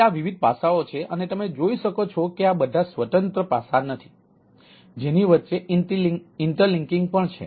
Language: Gujarati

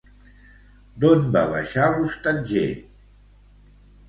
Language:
Catalan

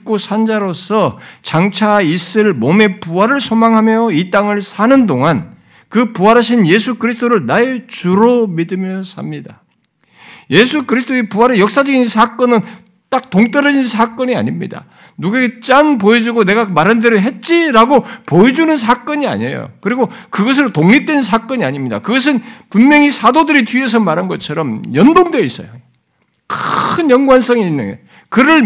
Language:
Korean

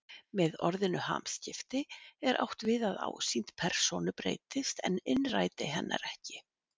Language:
Icelandic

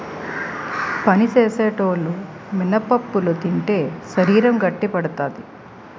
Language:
Telugu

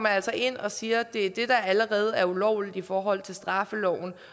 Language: Danish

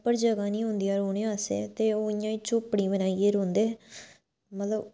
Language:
Dogri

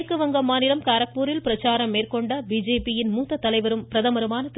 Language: Tamil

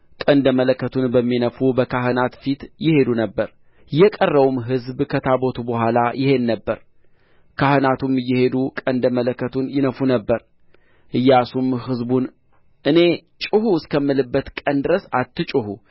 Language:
Amharic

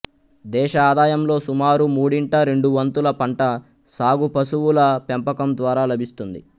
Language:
Telugu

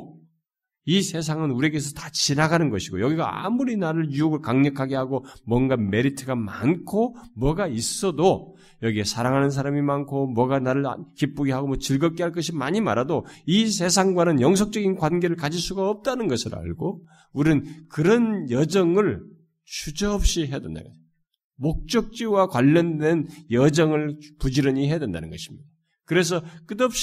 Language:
Korean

